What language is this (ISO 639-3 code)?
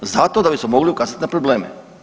hrv